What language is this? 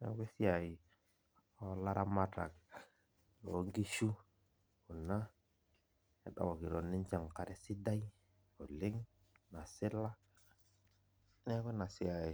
Masai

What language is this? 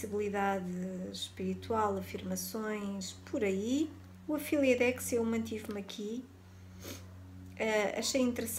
Portuguese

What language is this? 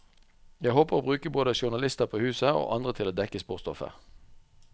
Norwegian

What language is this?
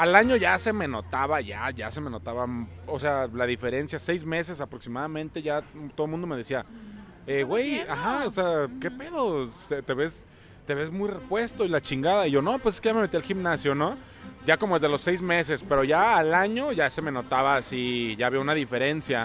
Spanish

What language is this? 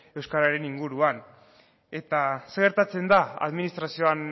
Basque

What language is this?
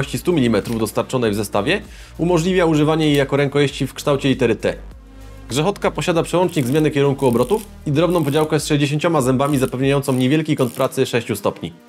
Polish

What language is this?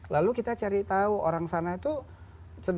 Indonesian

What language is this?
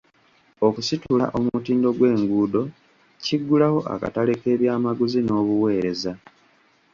Ganda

